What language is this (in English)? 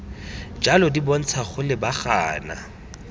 Tswana